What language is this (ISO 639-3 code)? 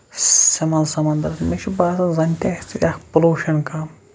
kas